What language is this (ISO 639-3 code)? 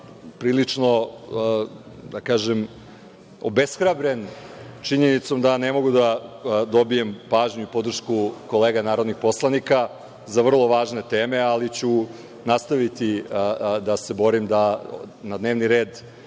srp